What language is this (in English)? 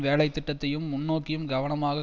Tamil